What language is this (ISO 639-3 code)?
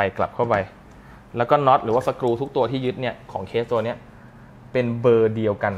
tha